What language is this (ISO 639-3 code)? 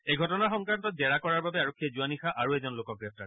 asm